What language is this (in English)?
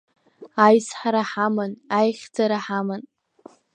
Abkhazian